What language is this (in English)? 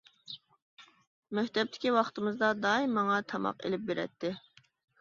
Uyghur